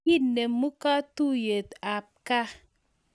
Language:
Kalenjin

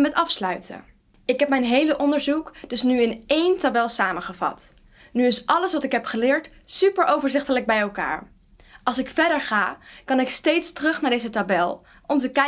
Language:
Dutch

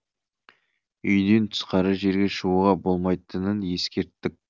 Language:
Kazakh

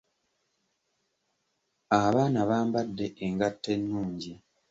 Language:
Ganda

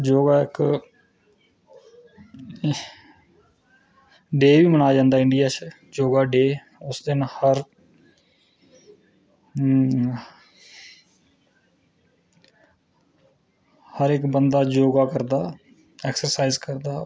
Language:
Dogri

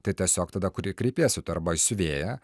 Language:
Lithuanian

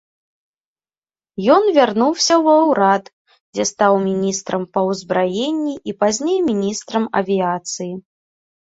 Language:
Belarusian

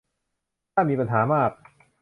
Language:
Thai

